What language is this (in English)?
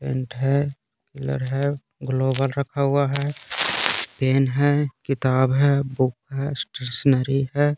Hindi